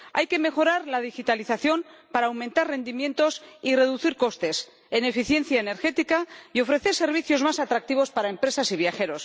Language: Spanish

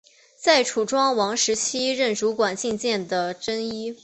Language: Chinese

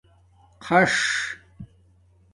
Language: Domaaki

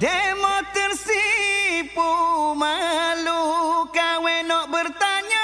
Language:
Indonesian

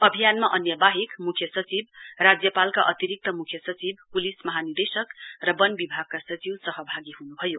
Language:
Nepali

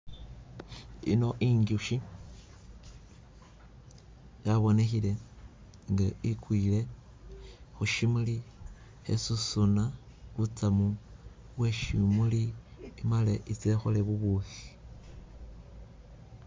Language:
Masaaba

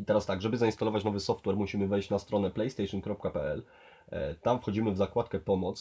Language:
Polish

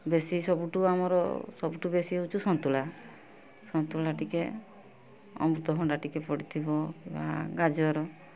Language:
Odia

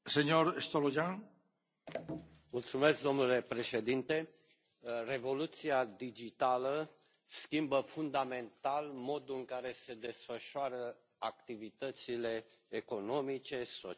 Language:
Romanian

